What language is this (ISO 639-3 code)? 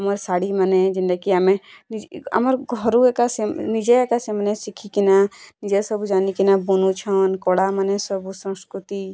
ori